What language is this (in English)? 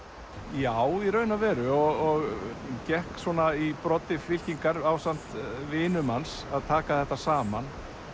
Icelandic